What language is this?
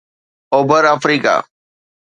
Sindhi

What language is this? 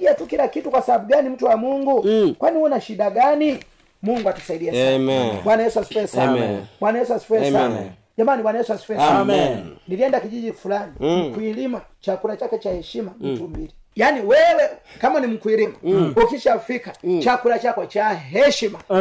Swahili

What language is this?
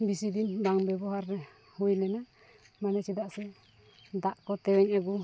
Santali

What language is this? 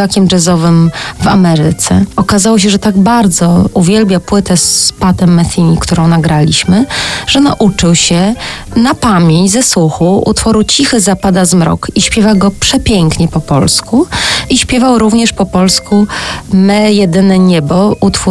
Polish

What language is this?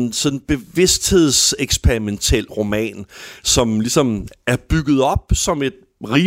Danish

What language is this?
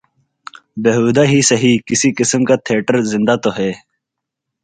Urdu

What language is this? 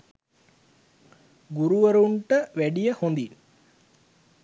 Sinhala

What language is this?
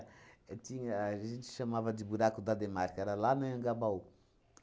Portuguese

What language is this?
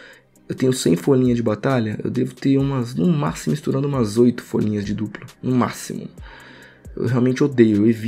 Portuguese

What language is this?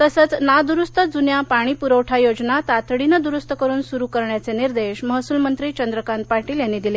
Marathi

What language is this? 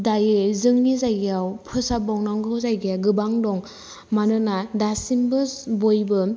Bodo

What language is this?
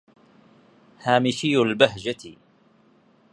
Arabic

